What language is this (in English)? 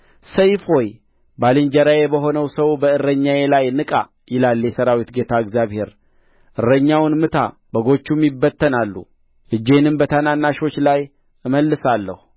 Amharic